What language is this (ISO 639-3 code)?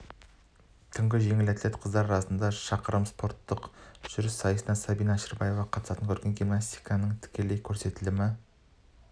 kaz